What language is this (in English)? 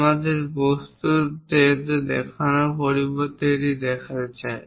Bangla